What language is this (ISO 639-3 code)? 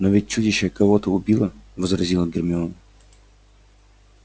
rus